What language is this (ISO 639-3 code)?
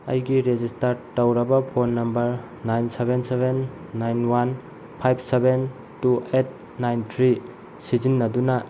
mni